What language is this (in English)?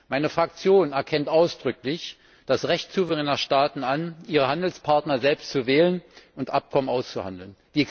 German